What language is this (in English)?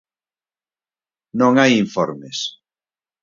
Galician